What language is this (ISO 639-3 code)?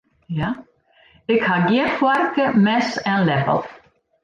fry